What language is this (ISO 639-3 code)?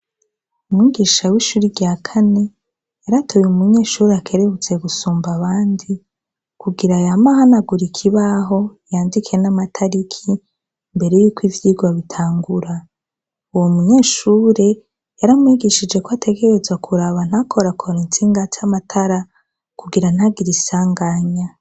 run